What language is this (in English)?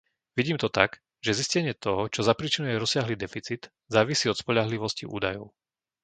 Slovak